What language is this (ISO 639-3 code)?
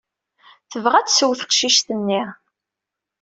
kab